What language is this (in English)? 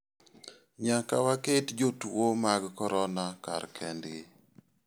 Luo (Kenya and Tanzania)